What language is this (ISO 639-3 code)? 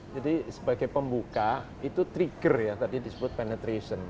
ind